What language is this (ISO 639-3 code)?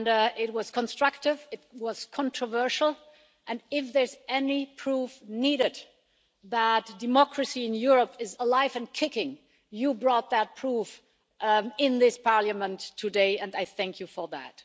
eng